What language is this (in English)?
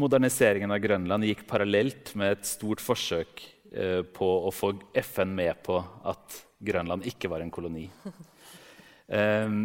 Danish